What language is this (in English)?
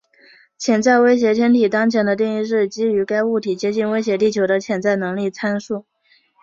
Chinese